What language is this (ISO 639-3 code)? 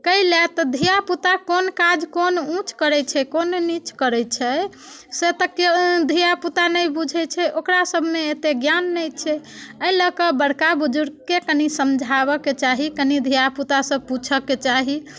mai